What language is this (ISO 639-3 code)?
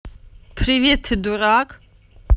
rus